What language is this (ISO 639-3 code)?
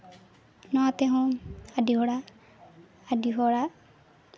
sat